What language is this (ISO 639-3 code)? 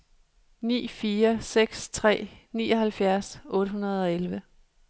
dan